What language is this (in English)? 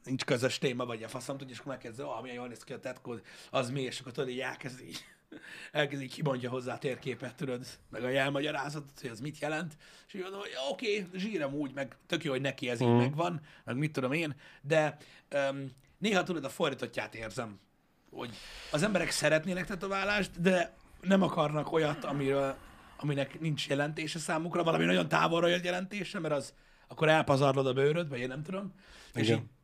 Hungarian